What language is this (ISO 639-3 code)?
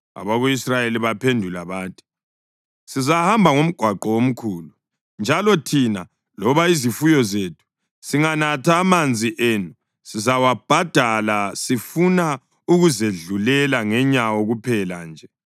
nde